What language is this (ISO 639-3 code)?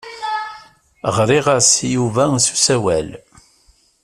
kab